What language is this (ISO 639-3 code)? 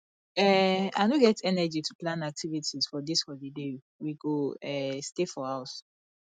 pcm